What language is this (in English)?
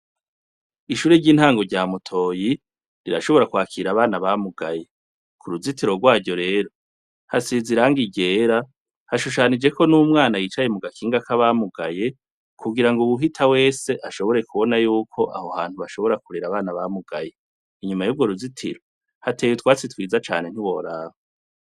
Rundi